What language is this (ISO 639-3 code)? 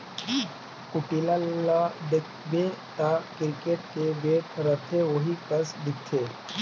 hne